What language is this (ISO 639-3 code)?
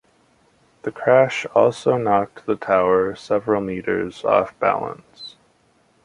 eng